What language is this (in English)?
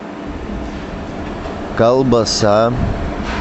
Russian